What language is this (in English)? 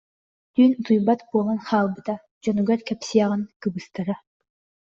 Yakut